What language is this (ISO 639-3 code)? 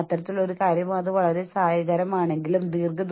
mal